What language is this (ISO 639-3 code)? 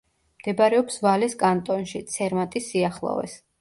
kat